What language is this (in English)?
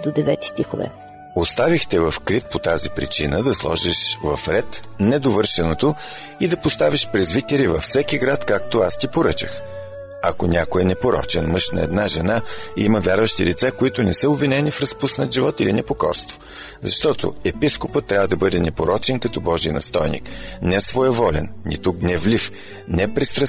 Bulgarian